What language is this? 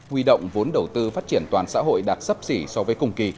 Vietnamese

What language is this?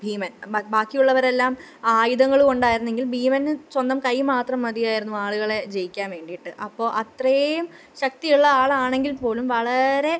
Malayalam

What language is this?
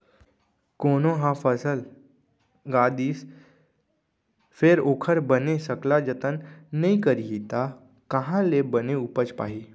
Chhattisgarhi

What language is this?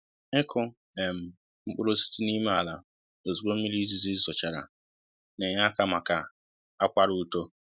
Igbo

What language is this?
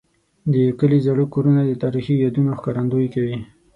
Pashto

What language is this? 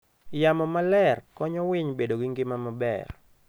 Luo (Kenya and Tanzania)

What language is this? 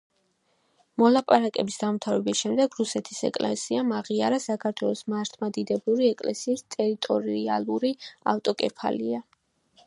Georgian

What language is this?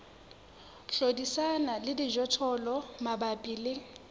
Southern Sotho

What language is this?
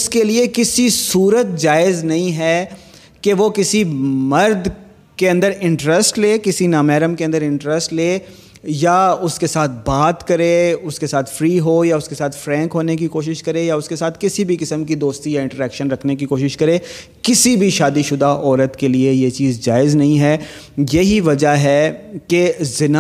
Urdu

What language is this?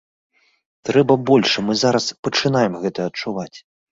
Belarusian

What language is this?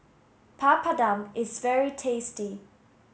English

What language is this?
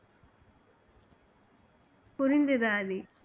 Tamil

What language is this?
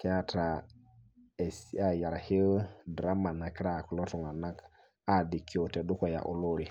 Masai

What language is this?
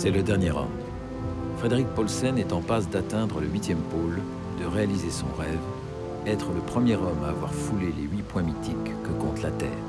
French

